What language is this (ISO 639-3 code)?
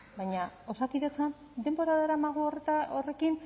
eus